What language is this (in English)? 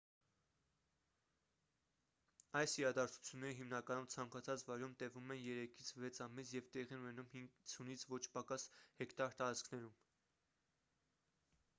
Armenian